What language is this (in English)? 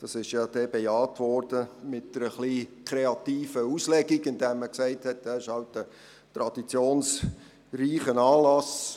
Swiss German